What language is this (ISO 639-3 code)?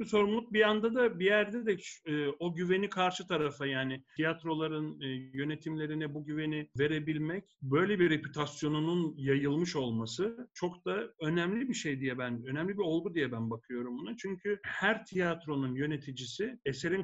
tur